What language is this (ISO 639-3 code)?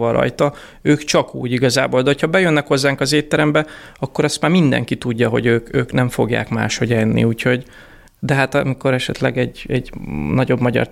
hun